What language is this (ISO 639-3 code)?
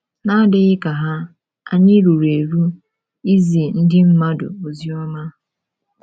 ibo